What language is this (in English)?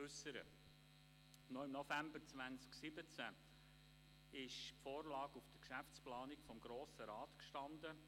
Swiss German